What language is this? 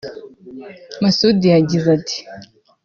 Kinyarwanda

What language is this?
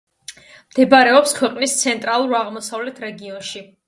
Georgian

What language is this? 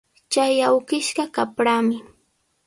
Sihuas Ancash Quechua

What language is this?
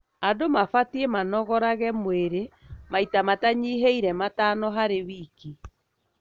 Kikuyu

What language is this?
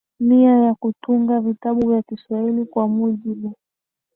Swahili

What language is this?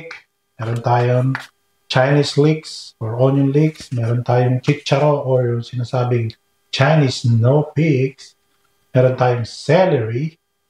Filipino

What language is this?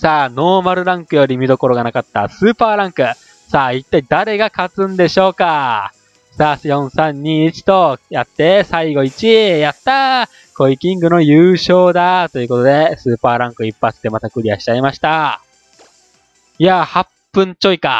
Japanese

